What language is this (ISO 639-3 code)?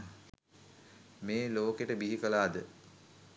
sin